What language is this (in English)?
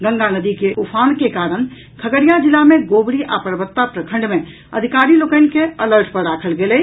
Maithili